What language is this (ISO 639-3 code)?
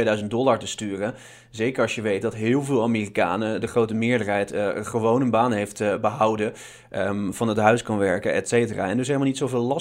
nld